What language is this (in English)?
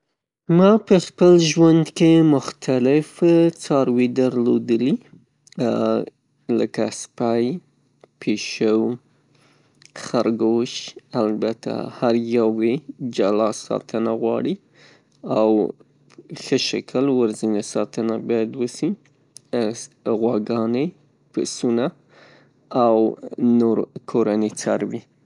Pashto